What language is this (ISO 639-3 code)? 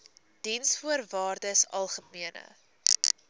afr